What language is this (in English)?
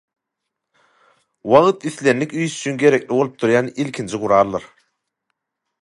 Turkmen